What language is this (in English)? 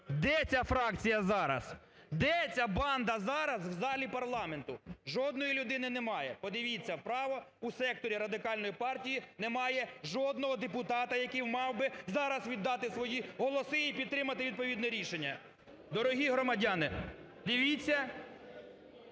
Ukrainian